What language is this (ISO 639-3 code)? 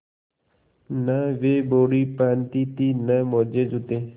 hin